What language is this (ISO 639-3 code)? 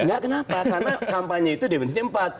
ind